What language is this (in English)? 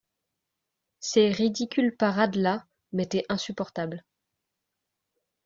French